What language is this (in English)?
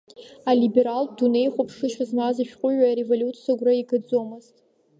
Abkhazian